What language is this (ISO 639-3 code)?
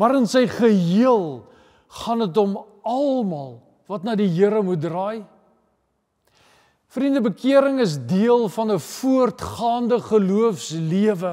nld